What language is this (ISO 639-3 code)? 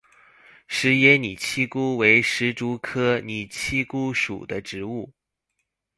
zho